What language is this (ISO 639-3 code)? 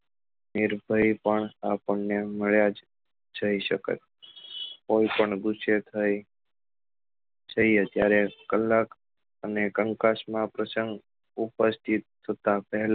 guj